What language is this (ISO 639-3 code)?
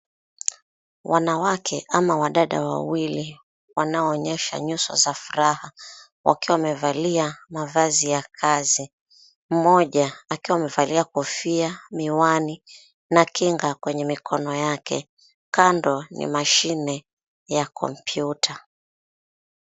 swa